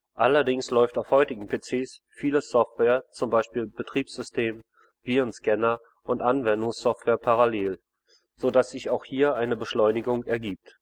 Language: German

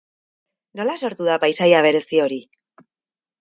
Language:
Basque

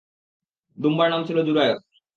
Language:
Bangla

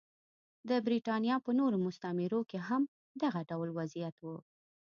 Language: Pashto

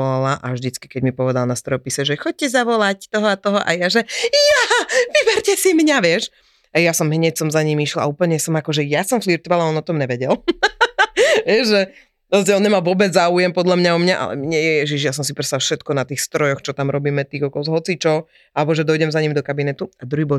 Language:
Slovak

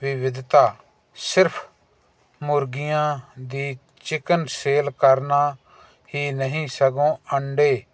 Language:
Punjabi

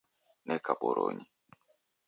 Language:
Taita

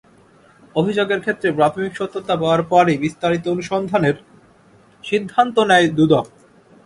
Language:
Bangla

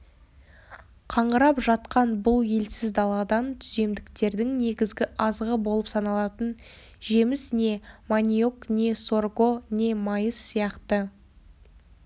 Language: Kazakh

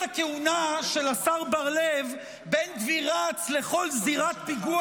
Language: Hebrew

